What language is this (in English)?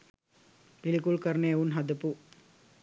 Sinhala